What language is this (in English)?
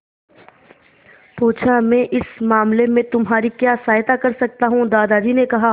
Hindi